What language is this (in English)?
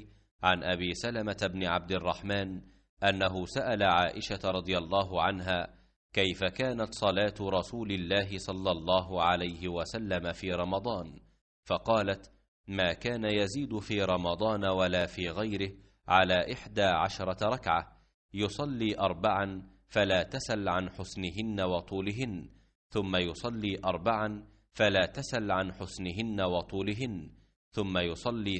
Arabic